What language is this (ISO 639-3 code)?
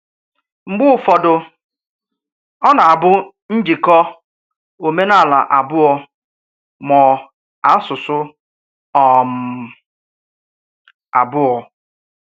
ibo